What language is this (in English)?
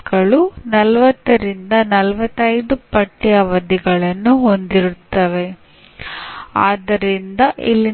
Kannada